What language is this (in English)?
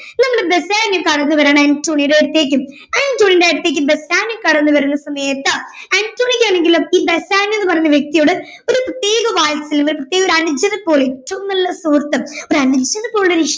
Malayalam